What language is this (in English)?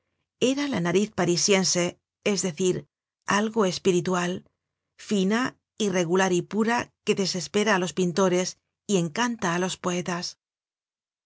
Spanish